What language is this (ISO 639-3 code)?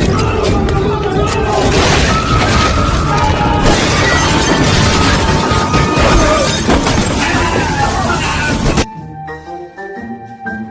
kor